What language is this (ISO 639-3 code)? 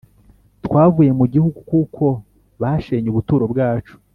kin